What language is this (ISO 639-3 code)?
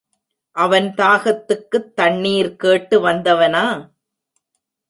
tam